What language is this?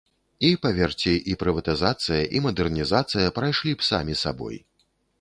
Belarusian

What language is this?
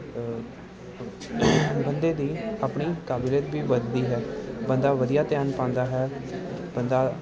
Punjabi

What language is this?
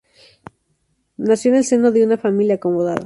Spanish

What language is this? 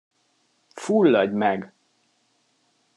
Hungarian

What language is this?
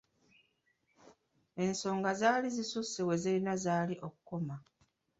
Ganda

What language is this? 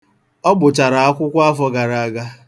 Igbo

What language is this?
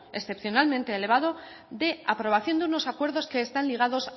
Spanish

